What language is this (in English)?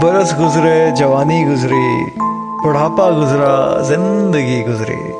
Hindi